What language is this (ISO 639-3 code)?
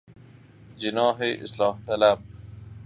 fas